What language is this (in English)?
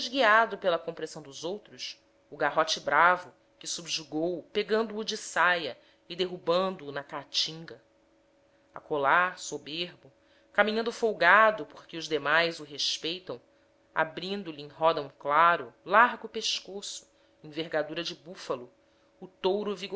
Portuguese